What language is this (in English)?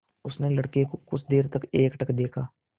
Hindi